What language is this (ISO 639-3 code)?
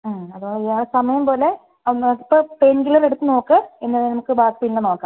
mal